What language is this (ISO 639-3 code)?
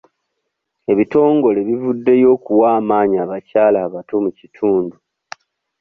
lug